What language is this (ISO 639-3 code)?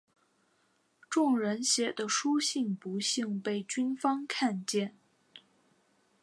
zho